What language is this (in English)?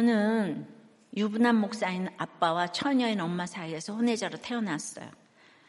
Korean